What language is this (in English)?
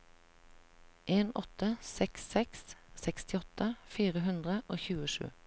Norwegian